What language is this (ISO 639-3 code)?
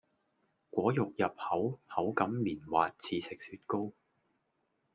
yue